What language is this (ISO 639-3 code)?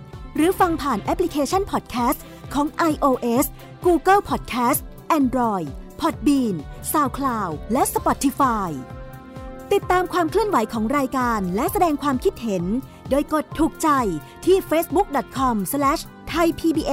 tha